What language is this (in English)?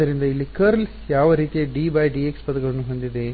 Kannada